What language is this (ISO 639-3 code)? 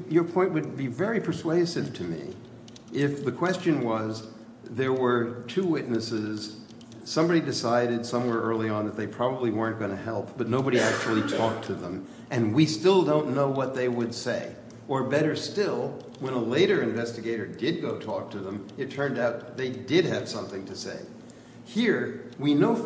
eng